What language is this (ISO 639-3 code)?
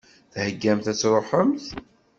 kab